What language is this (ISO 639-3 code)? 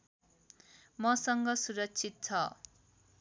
nep